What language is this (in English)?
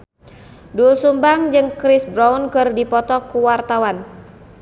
Sundanese